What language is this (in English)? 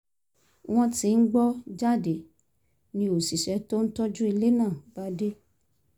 Yoruba